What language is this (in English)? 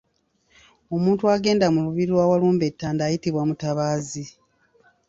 Ganda